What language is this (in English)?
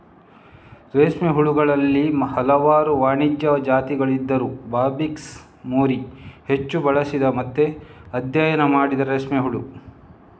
Kannada